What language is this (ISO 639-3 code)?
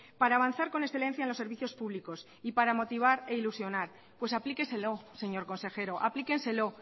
spa